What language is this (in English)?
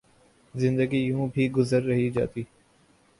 Urdu